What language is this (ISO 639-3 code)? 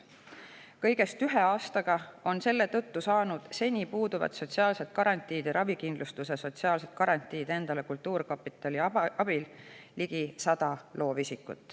est